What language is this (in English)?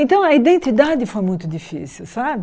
Portuguese